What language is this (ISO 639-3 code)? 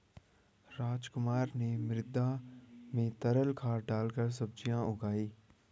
hin